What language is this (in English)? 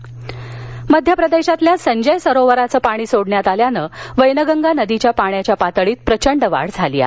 Marathi